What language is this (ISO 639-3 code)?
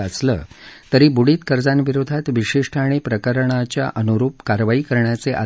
mar